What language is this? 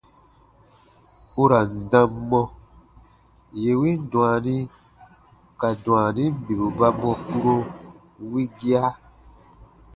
Baatonum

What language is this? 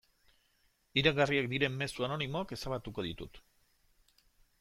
Basque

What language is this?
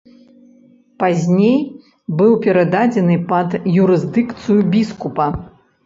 Belarusian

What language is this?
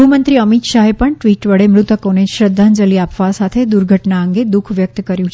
Gujarati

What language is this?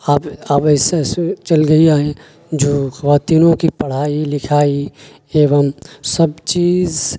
Urdu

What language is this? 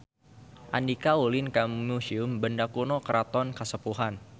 Sundanese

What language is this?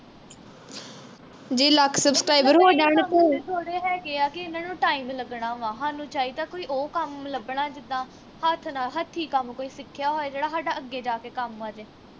Punjabi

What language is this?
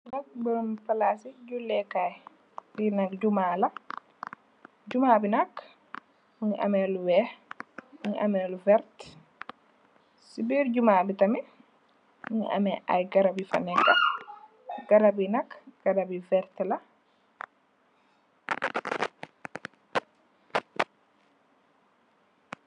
Wolof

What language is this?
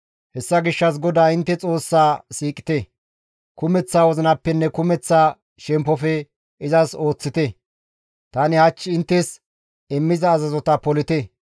Gamo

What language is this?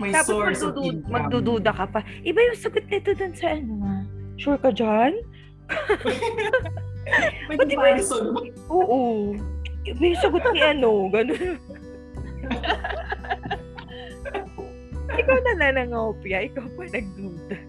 Filipino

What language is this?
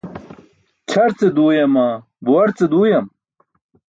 Burushaski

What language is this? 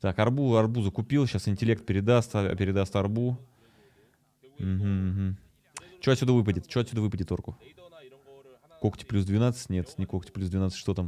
Russian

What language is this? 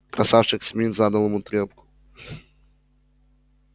Russian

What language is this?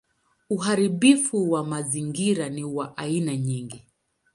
Swahili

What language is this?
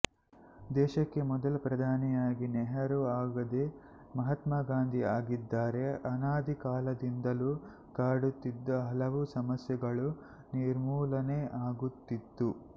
Kannada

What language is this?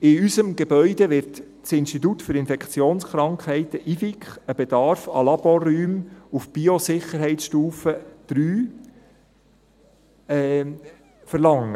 Swiss German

